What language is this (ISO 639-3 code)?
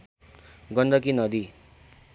nep